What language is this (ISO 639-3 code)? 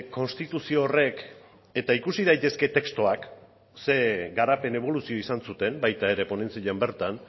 eus